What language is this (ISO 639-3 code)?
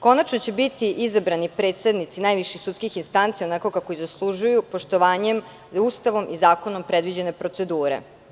srp